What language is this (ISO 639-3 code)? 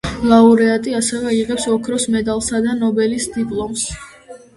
kat